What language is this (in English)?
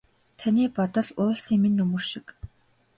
Mongolian